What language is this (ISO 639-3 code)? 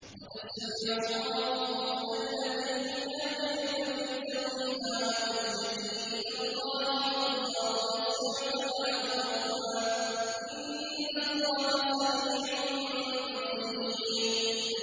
ara